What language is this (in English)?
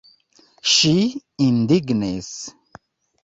Esperanto